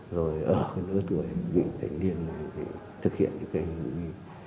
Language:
Vietnamese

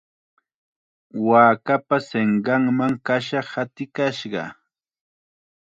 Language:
Chiquián Ancash Quechua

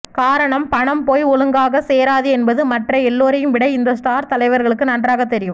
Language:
Tamil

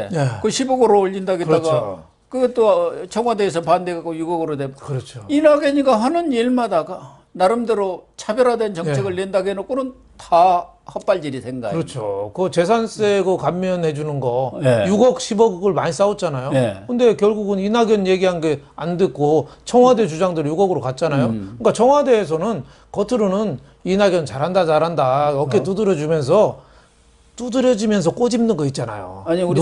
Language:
Korean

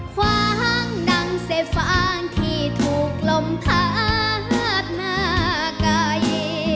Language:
Thai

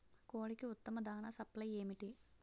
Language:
Telugu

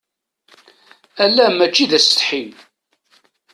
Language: Kabyle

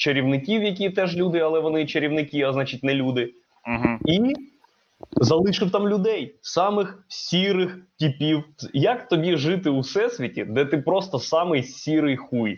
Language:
Ukrainian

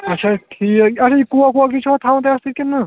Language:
Kashmiri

